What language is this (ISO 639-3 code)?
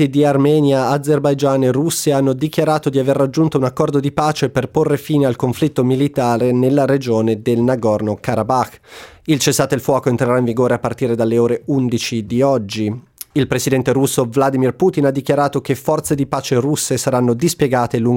ita